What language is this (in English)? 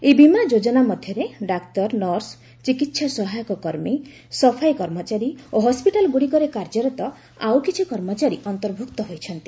Odia